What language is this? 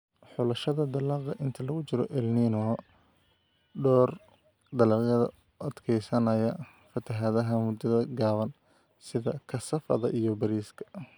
Somali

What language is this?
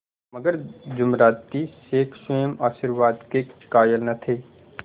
Hindi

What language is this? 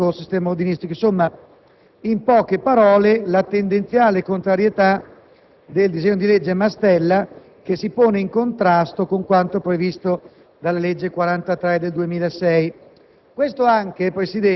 Italian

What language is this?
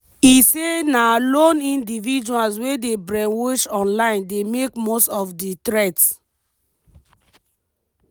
Nigerian Pidgin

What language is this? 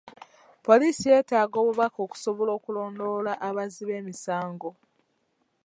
Ganda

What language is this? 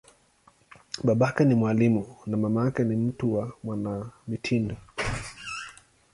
Swahili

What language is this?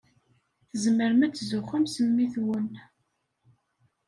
Kabyle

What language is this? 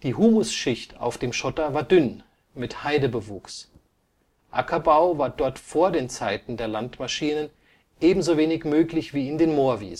German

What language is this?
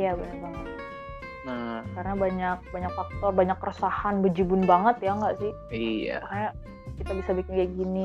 Indonesian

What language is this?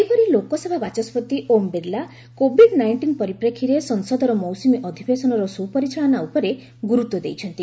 Odia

